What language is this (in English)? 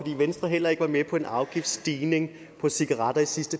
Danish